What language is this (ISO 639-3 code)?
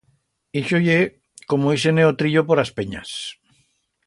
arg